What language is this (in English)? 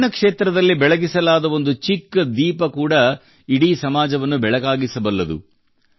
Kannada